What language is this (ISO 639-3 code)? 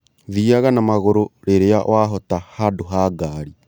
kik